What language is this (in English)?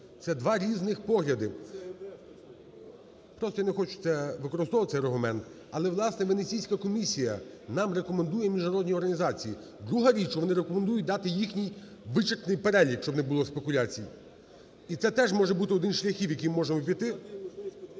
Ukrainian